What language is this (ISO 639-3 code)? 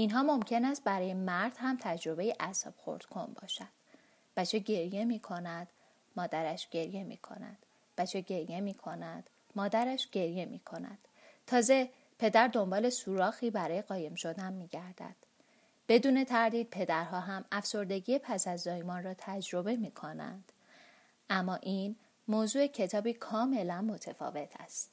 fas